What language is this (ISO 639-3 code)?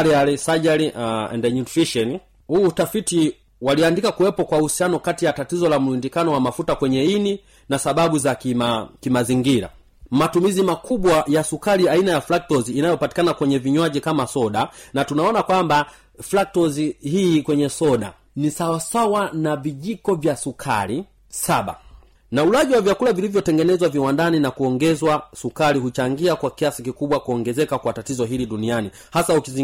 swa